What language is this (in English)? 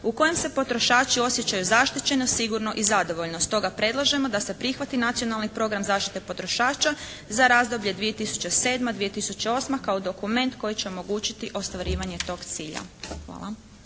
Croatian